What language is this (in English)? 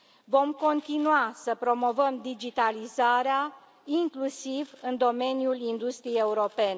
Romanian